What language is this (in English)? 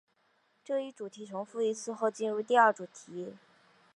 Chinese